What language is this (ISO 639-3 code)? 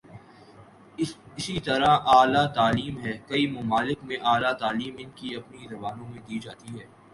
urd